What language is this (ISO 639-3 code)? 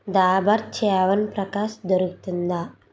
tel